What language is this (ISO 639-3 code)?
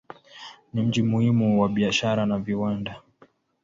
swa